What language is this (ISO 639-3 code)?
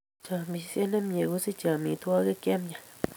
kln